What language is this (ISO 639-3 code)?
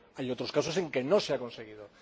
spa